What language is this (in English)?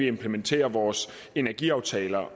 Danish